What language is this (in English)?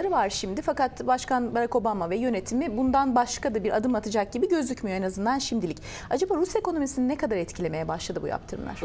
Turkish